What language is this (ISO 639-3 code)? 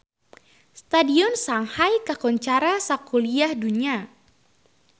sun